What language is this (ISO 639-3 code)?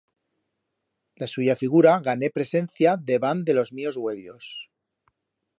arg